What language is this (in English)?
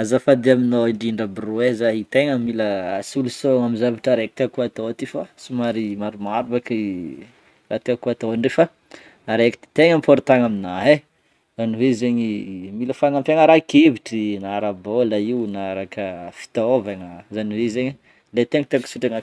Northern Betsimisaraka Malagasy